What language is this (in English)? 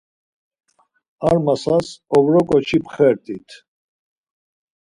Laz